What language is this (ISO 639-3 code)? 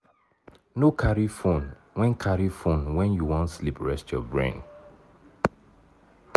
pcm